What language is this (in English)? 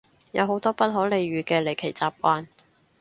Cantonese